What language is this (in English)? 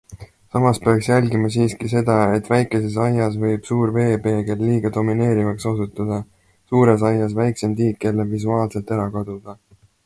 Estonian